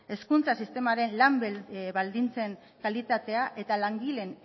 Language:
Basque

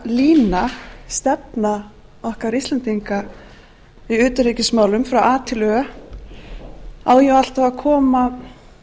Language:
Icelandic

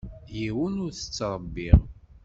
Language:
Kabyle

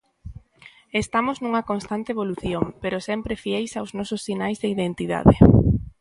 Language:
Galician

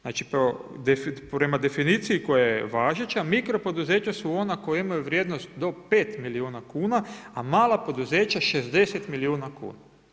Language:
Croatian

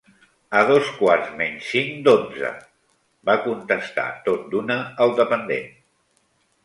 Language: Catalan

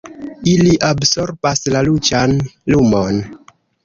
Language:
Esperanto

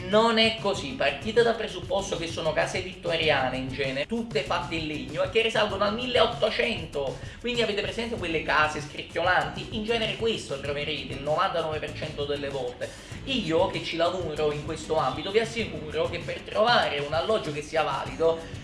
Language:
Italian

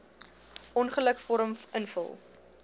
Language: Afrikaans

